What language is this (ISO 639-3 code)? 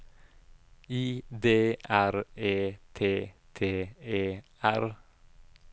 nor